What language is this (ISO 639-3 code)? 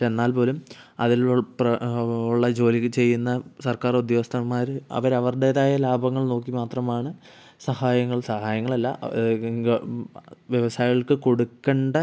mal